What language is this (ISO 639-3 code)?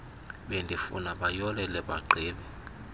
xho